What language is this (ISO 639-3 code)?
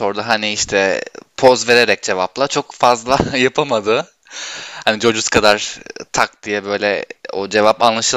tur